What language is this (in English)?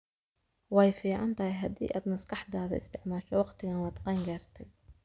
Somali